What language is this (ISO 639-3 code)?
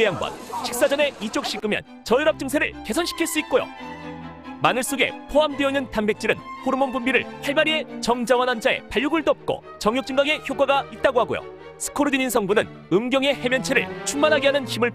kor